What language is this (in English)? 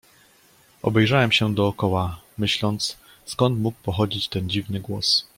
Polish